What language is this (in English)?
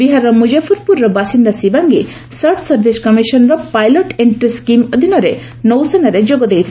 Odia